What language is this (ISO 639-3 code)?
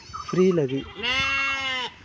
sat